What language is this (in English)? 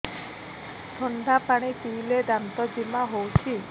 Odia